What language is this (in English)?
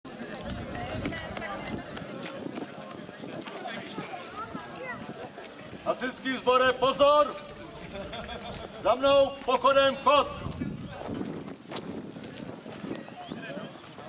Romanian